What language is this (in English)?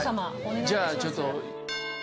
Japanese